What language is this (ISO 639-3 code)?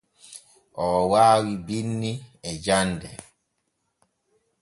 fue